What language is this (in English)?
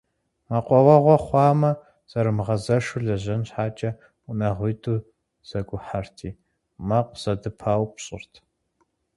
Kabardian